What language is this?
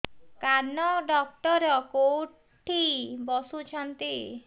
Odia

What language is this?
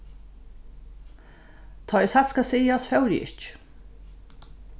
Faroese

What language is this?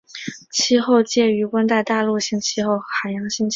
Chinese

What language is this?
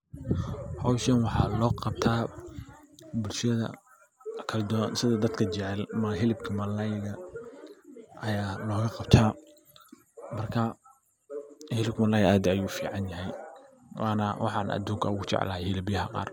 Somali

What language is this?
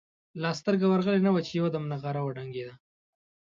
Pashto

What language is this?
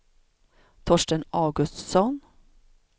Swedish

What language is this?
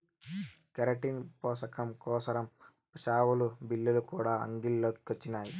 Telugu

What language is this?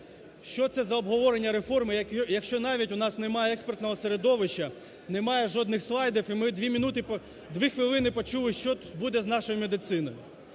Ukrainian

